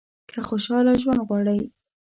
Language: Pashto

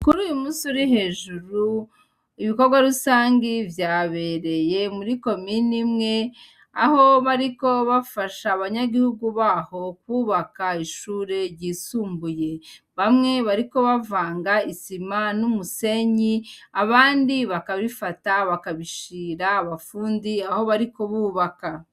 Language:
Rundi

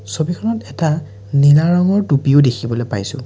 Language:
Assamese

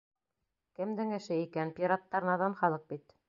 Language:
Bashkir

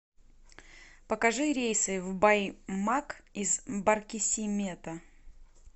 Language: Russian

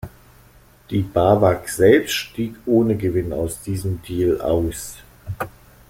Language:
German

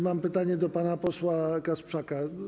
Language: Polish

